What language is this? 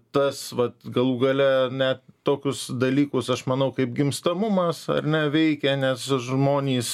Lithuanian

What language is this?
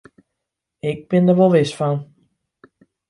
Western Frisian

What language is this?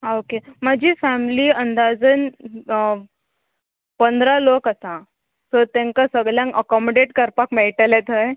Konkani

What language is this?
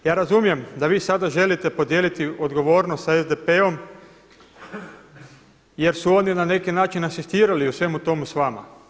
Croatian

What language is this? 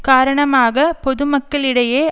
Tamil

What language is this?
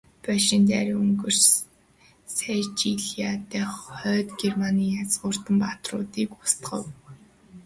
Mongolian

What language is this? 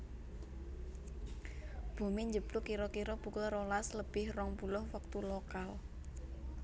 Javanese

